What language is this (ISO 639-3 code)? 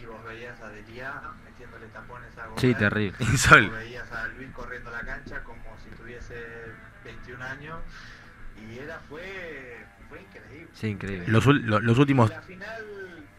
spa